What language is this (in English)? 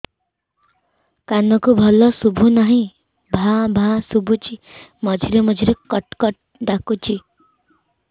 Odia